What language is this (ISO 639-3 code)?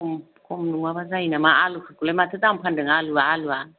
brx